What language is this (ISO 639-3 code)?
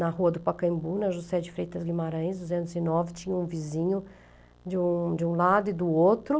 por